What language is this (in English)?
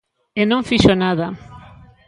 Galician